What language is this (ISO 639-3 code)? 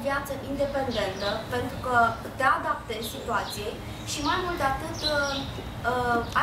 ron